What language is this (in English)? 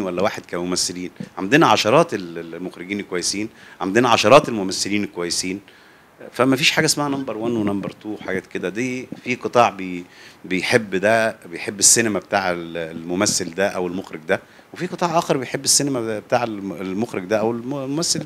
Arabic